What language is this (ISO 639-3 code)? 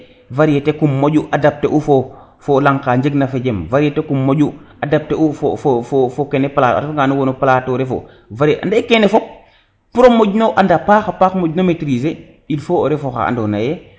srr